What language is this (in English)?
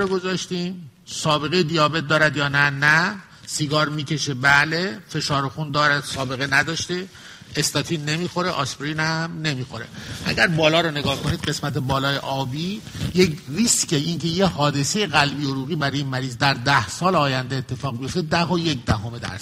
Persian